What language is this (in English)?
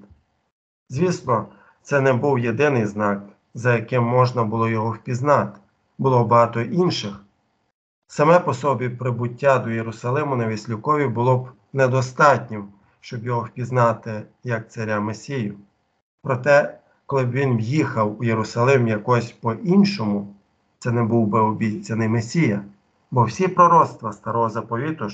Ukrainian